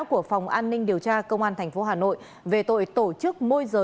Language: Vietnamese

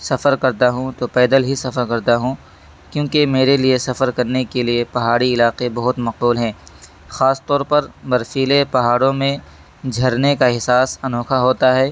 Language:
Urdu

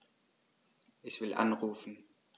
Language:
German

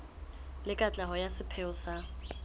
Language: Southern Sotho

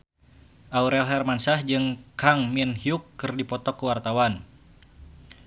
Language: Sundanese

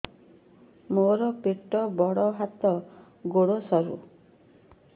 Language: Odia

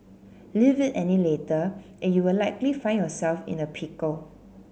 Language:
English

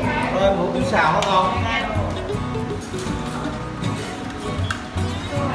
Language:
Vietnamese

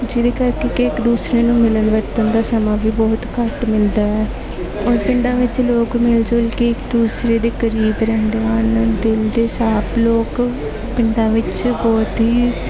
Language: Punjabi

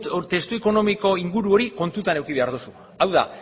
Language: Basque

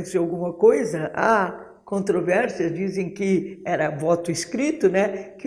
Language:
Portuguese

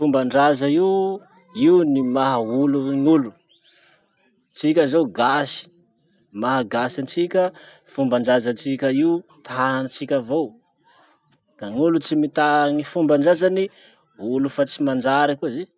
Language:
Masikoro Malagasy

